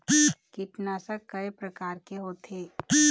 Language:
Chhattisgarhi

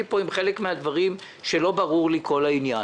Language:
Hebrew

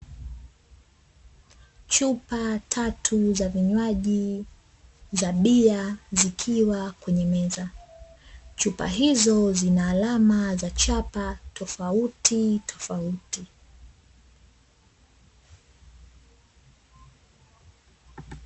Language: Swahili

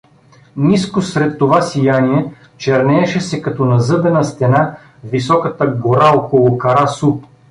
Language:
Bulgarian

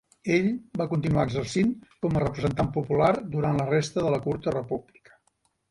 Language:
Catalan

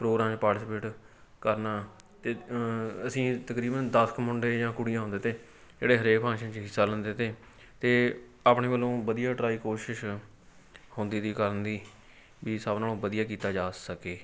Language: Punjabi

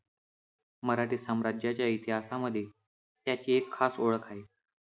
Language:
Marathi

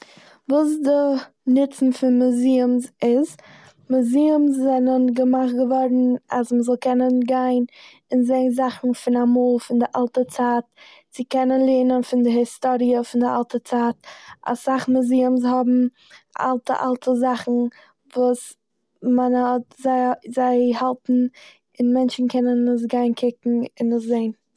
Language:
Yiddish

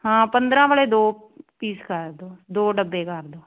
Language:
Punjabi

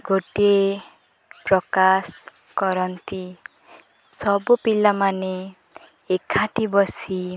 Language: Odia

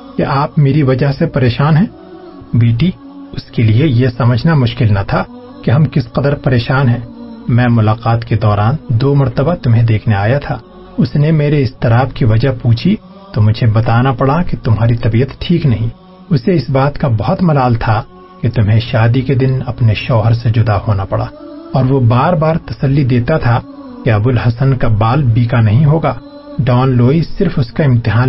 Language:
Urdu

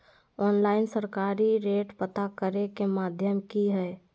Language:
Magahi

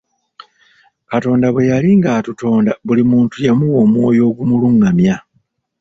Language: Ganda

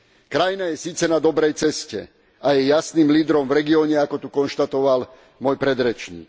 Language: Slovak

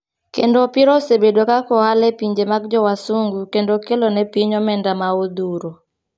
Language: Luo (Kenya and Tanzania)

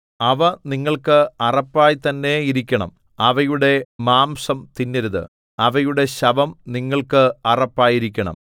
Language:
Malayalam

